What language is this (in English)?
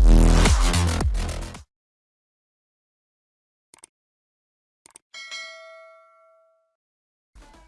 Russian